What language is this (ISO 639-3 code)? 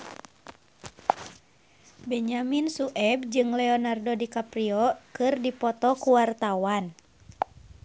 sun